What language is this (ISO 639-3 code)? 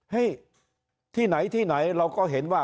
tha